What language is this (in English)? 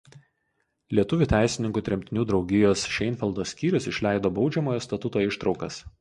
Lithuanian